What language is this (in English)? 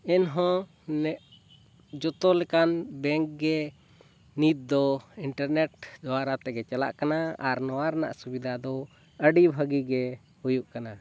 Santali